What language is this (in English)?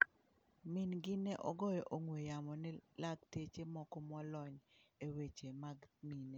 Luo (Kenya and Tanzania)